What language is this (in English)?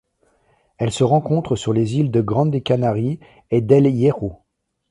French